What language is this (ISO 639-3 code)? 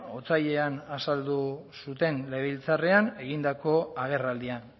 eus